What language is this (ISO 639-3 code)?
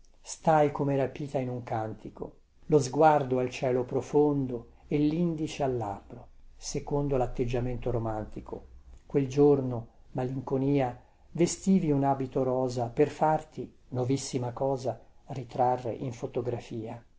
ita